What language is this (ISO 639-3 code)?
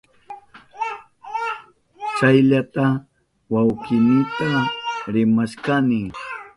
qup